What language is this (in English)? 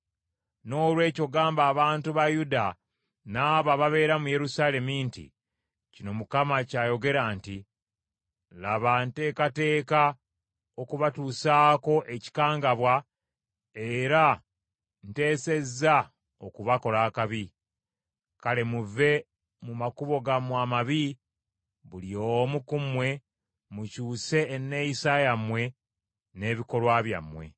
Ganda